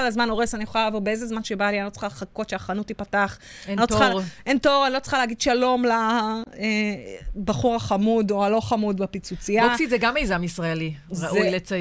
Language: Hebrew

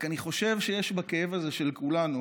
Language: Hebrew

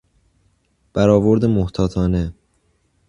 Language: Persian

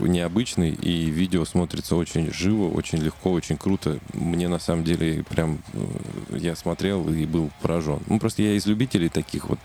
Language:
Russian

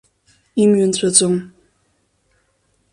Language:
Abkhazian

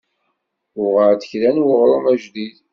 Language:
Kabyle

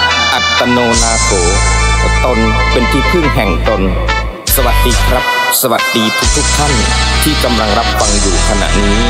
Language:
Thai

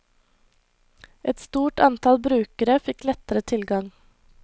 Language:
Norwegian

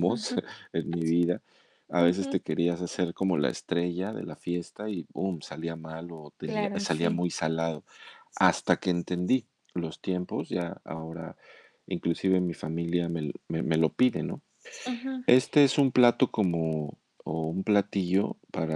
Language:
Spanish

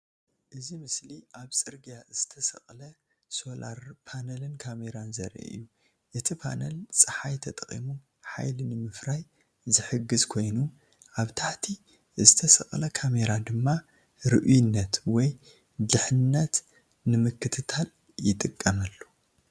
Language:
Tigrinya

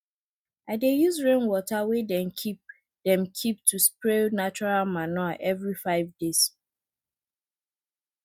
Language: Nigerian Pidgin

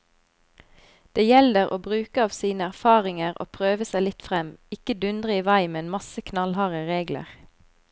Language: Norwegian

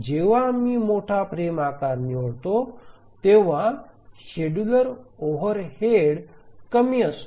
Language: Marathi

